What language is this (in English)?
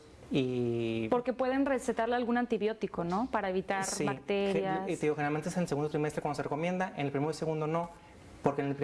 Spanish